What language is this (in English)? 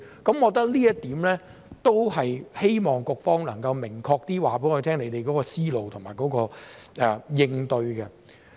Cantonese